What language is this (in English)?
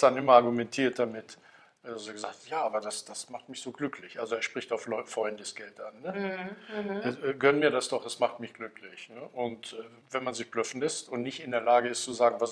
German